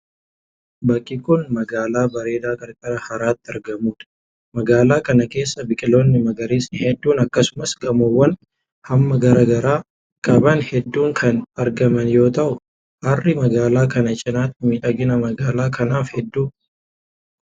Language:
Oromo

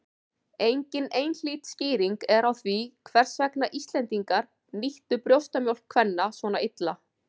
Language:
Icelandic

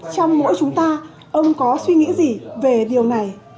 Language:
Vietnamese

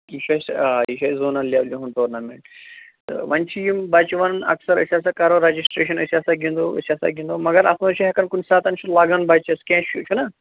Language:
Kashmiri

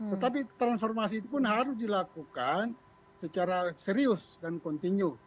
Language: Indonesian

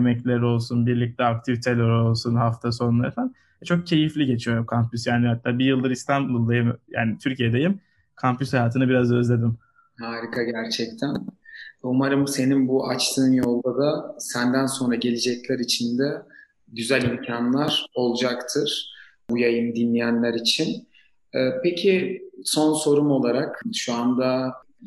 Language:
Turkish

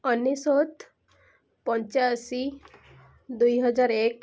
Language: Odia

